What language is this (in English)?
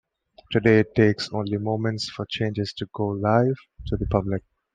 English